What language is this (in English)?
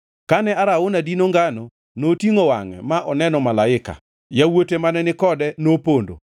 Luo (Kenya and Tanzania)